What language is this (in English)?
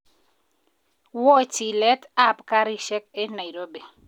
Kalenjin